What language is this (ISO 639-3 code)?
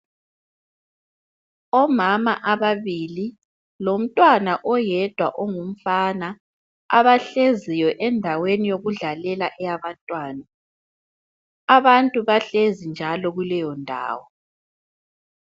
nde